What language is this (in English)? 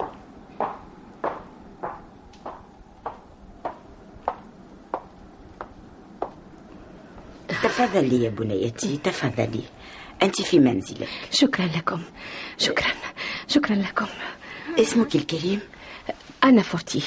Arabic